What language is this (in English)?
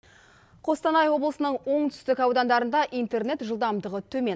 Kazakh